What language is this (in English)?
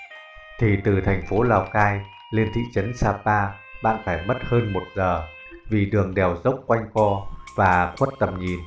Vietnamese